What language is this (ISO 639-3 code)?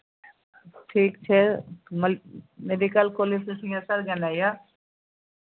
mai